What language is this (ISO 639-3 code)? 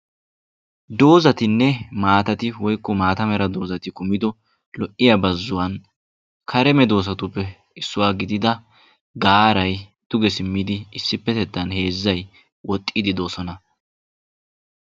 wal